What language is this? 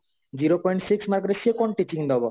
Odia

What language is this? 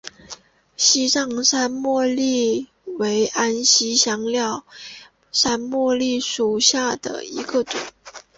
Chinese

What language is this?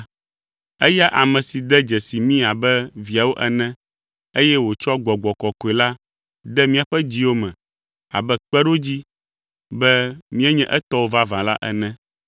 Ewe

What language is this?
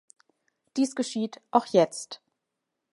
German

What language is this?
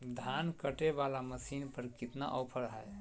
Magahi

